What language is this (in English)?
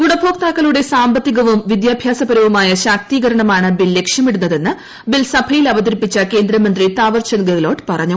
Malayalam